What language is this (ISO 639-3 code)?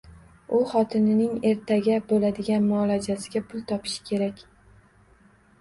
uzb